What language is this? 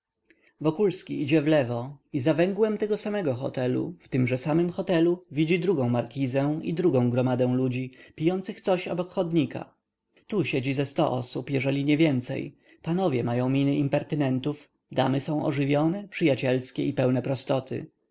Polish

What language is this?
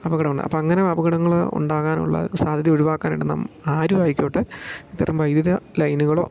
Malayalam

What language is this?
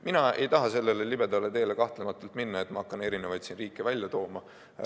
Estonian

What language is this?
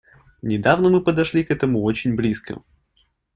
Russian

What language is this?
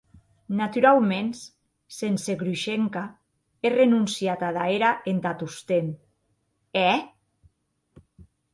Occitan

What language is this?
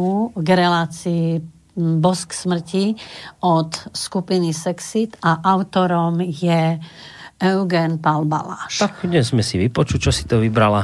Slovak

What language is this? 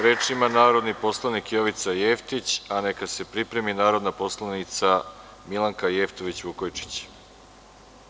Serbian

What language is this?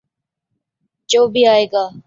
Urdu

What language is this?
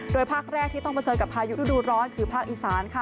Thai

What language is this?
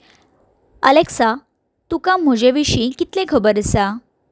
Konkani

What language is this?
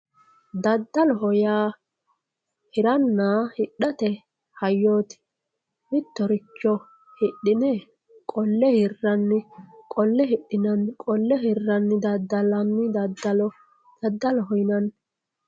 Sidamo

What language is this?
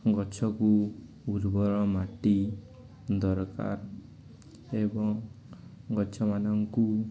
Odia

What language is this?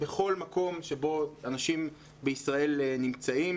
Hebrew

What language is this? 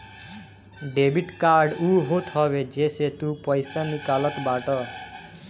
Bhojpuri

